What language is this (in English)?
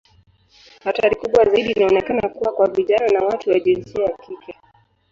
Swahili